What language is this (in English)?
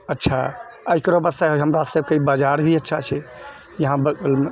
Maithili